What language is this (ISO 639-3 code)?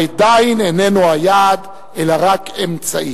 heb